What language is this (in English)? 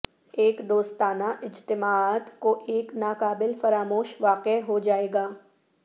Urdu